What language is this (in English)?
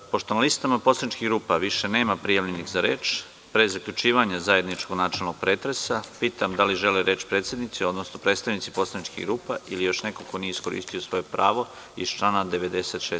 Serbian